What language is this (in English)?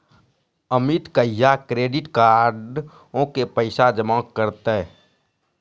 Maithili